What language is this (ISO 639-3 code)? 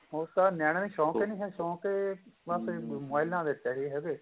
pan